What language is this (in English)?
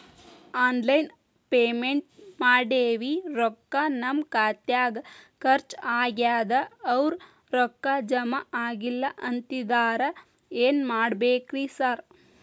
Kannada